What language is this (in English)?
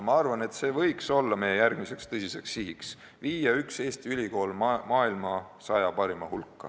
Estonian